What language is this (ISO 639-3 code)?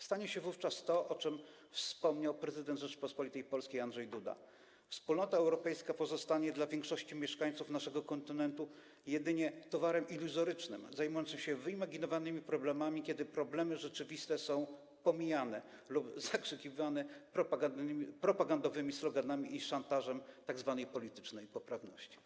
pol